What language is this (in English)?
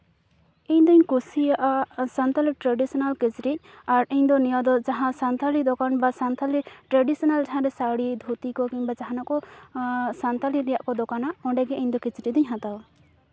Santali